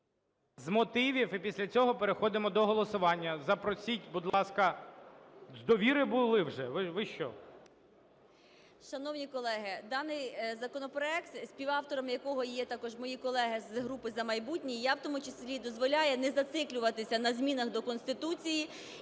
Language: Ukrainian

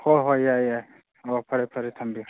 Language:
Manipuri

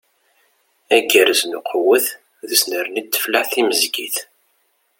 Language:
Kabyle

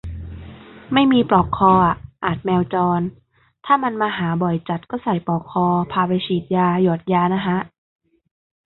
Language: Thai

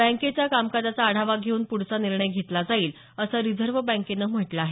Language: Marathi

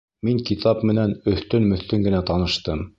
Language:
Bashkir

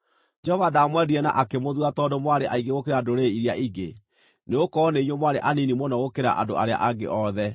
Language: Kikuyu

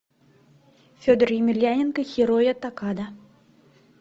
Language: Russian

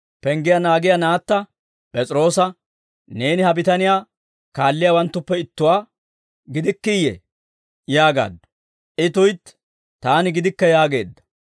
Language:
Dawro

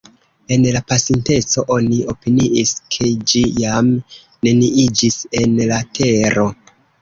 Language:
Esperanto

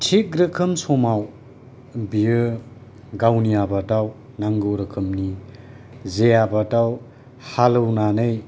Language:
Bodo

